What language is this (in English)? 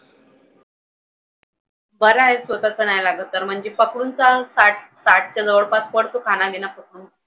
Marathi